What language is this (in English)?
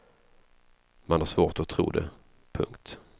Swedish